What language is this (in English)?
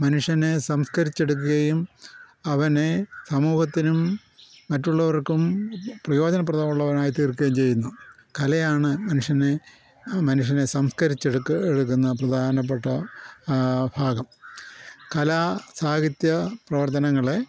Malayalam